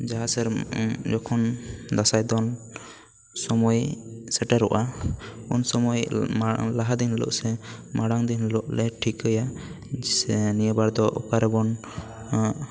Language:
Santali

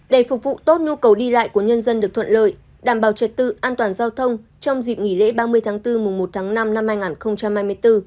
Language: Vietnamese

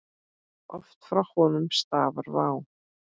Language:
Icelandic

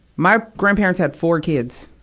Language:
English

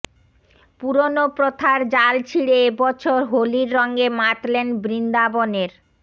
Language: Bangla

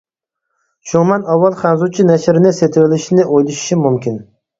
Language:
Uyghur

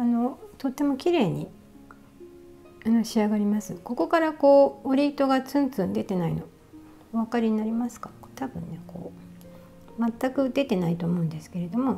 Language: Japanese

